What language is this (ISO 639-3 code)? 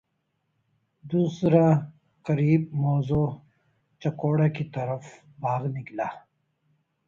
urd